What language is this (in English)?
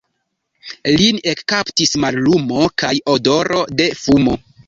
Esperanto